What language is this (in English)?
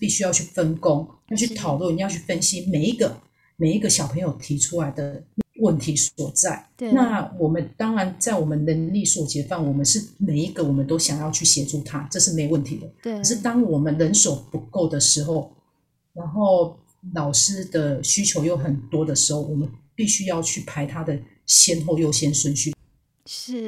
Chinese